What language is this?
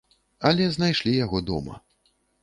Belarusian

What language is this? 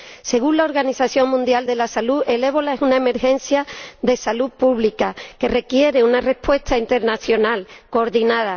Spanish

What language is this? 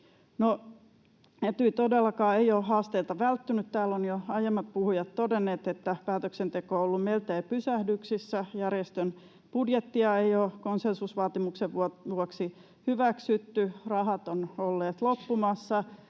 Finnish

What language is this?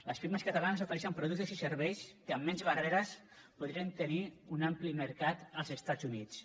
Catalan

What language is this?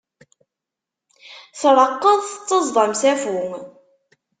Kabyle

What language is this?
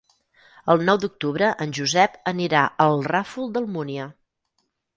Catalan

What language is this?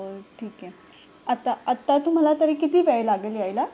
Marathi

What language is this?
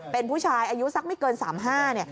Thai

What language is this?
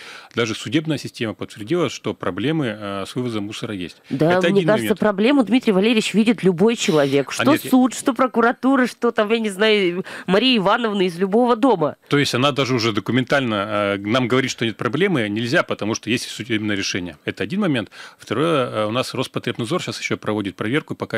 Russian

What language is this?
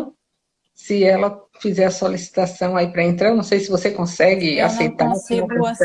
Portuguese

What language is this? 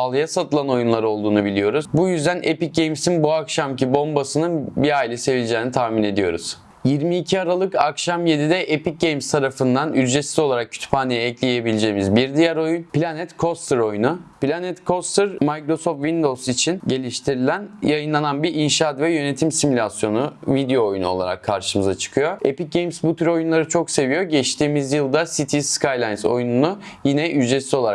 Turkish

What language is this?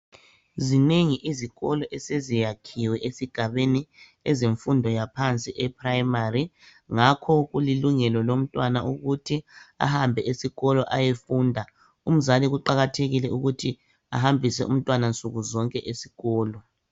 North Ndebele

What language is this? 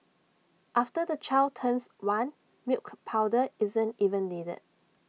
English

